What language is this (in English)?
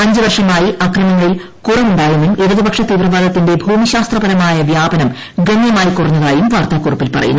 Malayalam